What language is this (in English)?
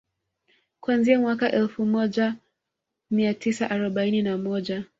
Swahili